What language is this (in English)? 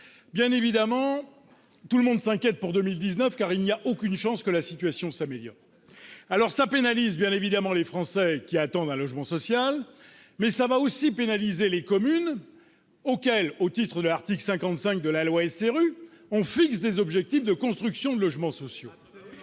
French